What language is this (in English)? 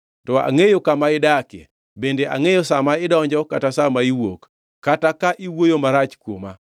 Luo (Kenya and Tanzania)